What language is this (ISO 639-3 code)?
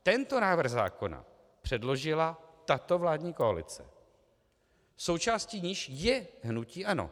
ces